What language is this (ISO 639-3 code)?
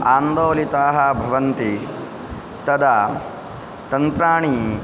san